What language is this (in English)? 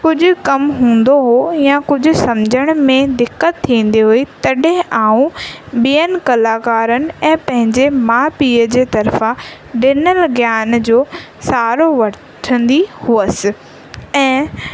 Sindhi